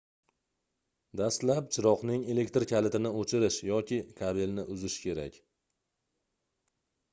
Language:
Uzbek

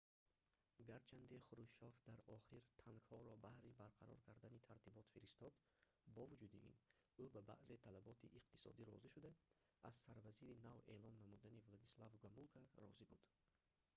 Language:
Tajik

